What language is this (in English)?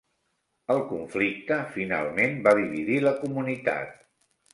Catalan